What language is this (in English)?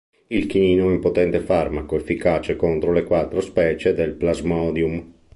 Italian